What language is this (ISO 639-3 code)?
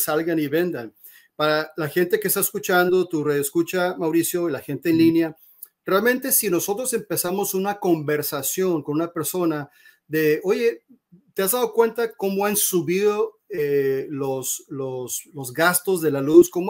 spa